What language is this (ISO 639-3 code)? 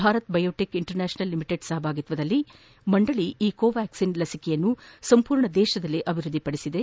kan